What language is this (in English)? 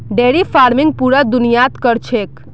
Magahi